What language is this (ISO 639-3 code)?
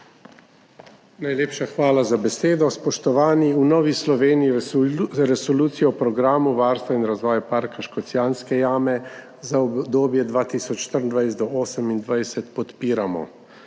slv